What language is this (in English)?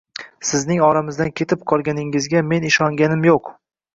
Uzbek